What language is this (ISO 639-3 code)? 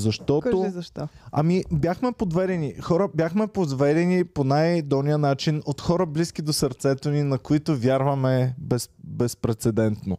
bul